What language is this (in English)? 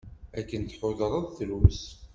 Kabyle